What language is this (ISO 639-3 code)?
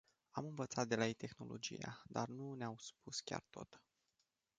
ron